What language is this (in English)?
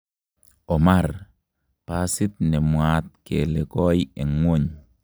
Kalenjin